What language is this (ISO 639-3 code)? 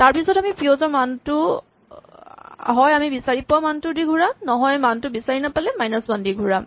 asm